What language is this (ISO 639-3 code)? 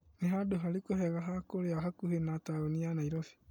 kik